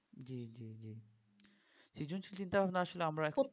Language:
Bangla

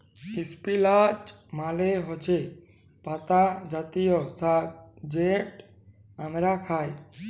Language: Bangla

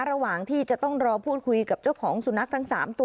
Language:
Thai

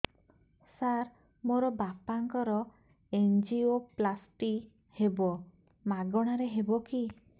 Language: Odia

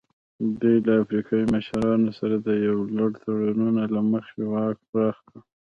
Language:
Pashto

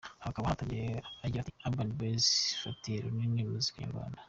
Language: Kinyarwanda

